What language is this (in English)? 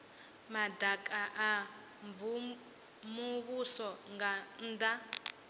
Venda